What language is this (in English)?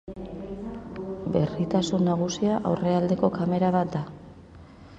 Basque